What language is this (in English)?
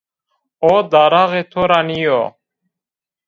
Zaza